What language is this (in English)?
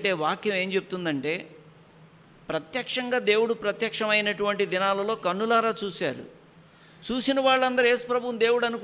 Hindi